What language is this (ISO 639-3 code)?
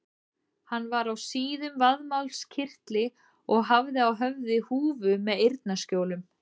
isl